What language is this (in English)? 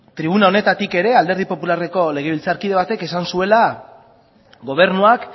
Basque